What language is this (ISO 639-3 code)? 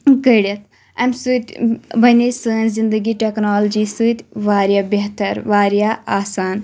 kas